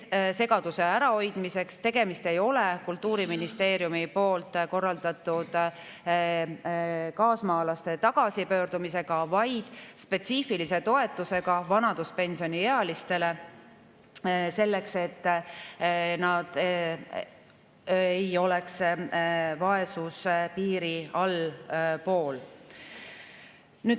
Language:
Estonian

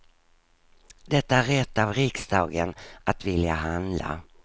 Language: Swedish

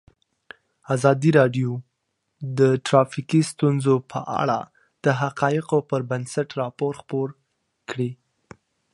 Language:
Pashto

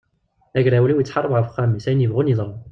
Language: Kabyle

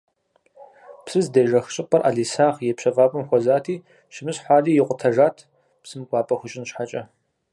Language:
Kabardian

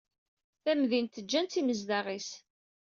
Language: Kabyle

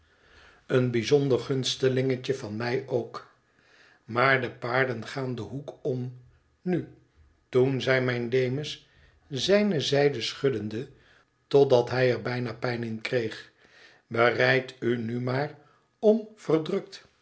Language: Dutch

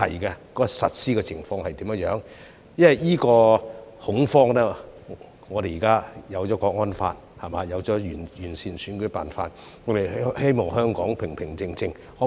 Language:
Cantonese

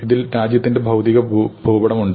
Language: Malayalam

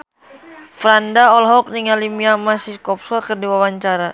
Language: Sundanese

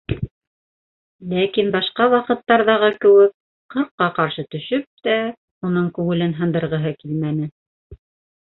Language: Bashkir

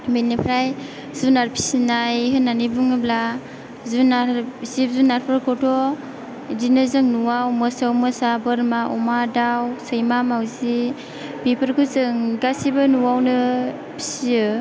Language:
Bodo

